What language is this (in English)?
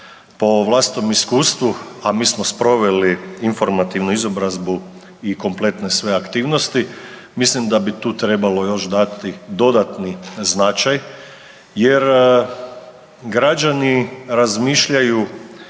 Croatian